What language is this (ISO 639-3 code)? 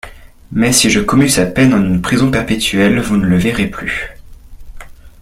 fra